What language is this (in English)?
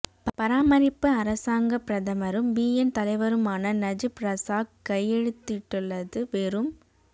Tamil